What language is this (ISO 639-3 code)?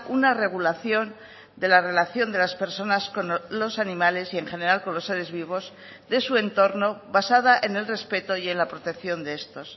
spa